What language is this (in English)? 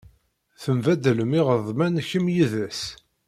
Kabyle